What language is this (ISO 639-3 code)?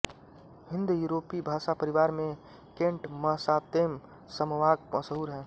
hin